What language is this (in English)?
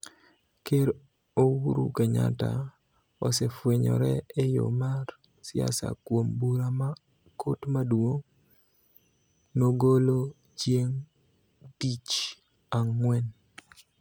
Luo (Kenya and Tanzania)